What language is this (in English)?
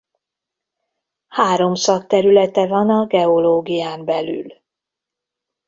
Hungarian